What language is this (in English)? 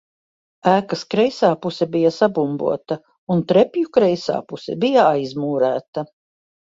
Latvian